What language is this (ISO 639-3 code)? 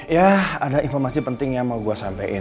ind